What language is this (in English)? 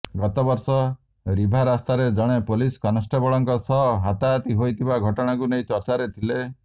Odia